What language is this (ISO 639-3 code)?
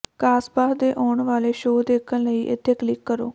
pan